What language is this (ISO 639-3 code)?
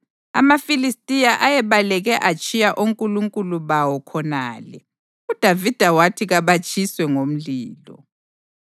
nde